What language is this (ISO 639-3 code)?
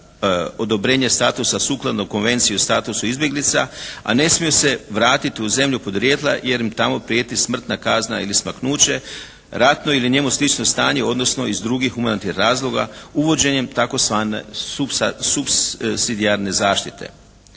hrv